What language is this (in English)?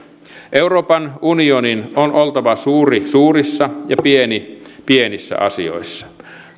Finnish